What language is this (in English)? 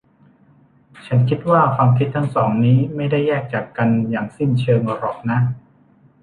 Thai